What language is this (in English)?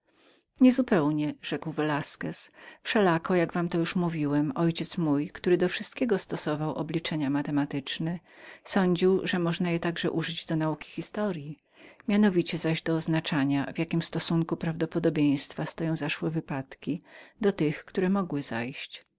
Polish